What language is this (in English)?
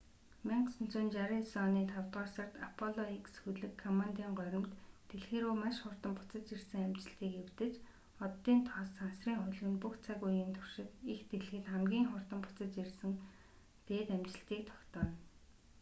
Mongolian